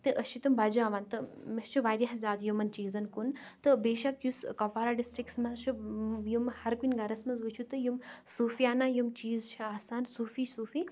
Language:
Kashmiri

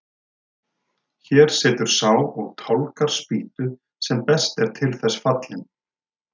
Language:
Icelandic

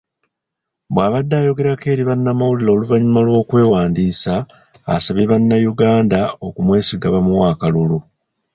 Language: Ganda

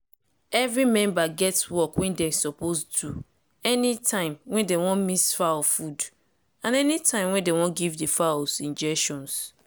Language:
Nigerian Pidgin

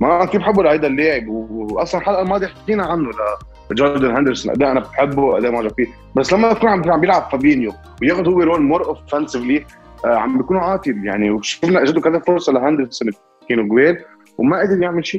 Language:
Arabic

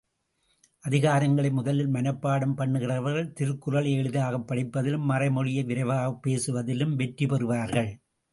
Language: Tamil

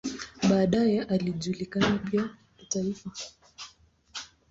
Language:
Swahili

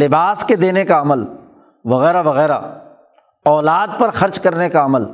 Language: Urdu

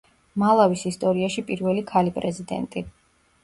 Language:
Georgian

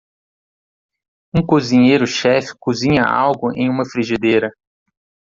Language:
Portuguese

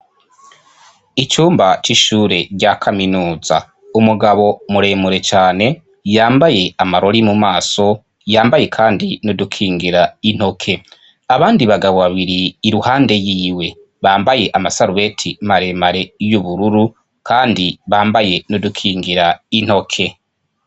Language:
Rundi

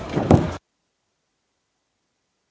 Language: Serbian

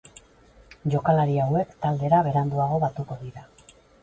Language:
Basque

